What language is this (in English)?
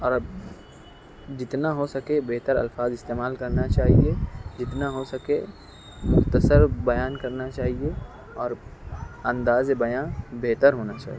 Urdu